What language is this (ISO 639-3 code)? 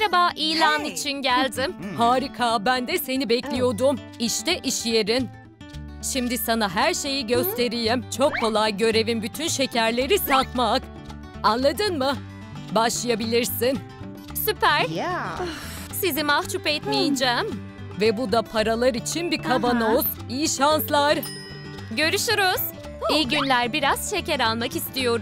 tur